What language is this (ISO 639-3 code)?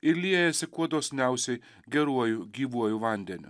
lit